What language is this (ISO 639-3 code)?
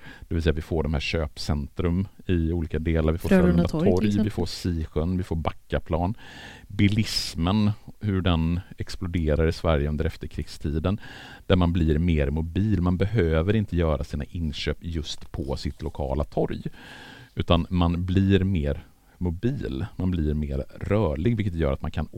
swe